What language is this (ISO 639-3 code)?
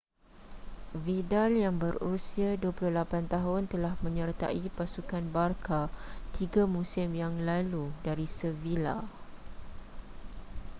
msa